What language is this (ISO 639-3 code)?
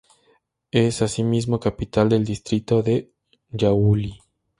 spa